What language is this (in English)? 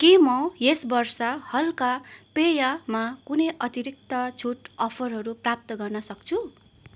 Nepali